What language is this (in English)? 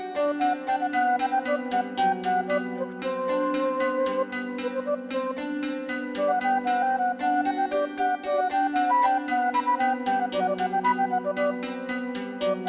Indonesian